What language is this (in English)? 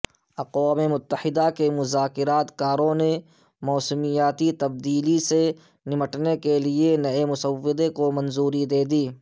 Urdu